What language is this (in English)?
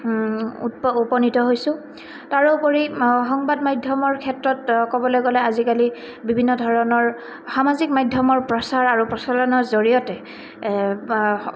Assamese